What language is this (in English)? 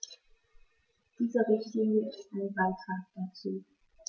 German